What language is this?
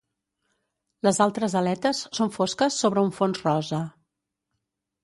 Catalan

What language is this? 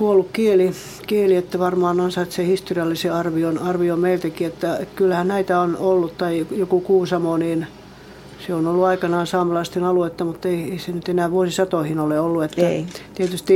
Finnish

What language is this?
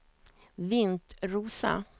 Swedish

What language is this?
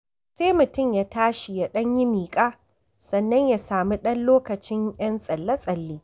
Hausa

